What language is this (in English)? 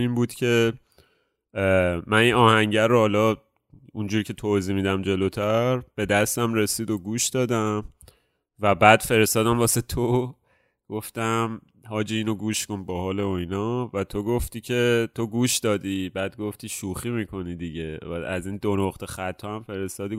Persian